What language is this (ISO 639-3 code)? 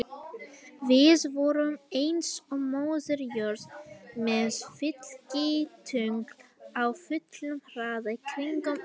isl